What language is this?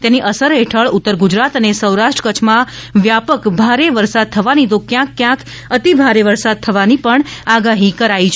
Gujarati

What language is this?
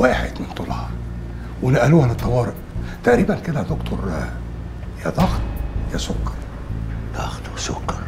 Arabic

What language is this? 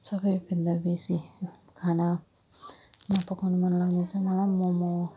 Nepali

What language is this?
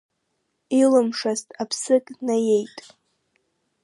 Abkhazian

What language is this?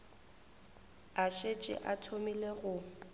Northern Sotho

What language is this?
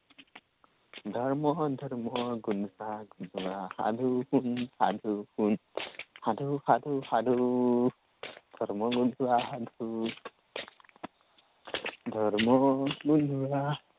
Assamese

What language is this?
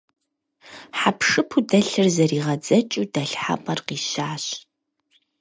Kabardian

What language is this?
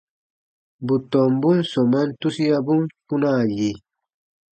Baatonum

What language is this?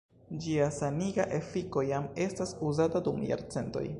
Esperanto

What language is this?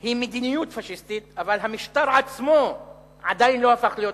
Hebrew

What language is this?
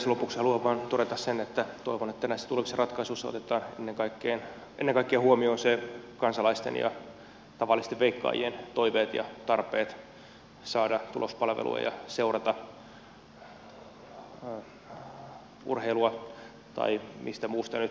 Finnish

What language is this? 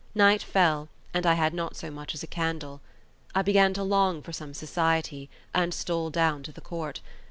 English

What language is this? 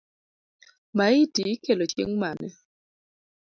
Luo (Kenya and Tanzania)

